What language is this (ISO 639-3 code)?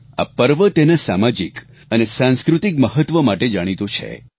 guj